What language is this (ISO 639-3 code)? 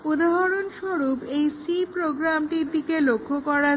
ben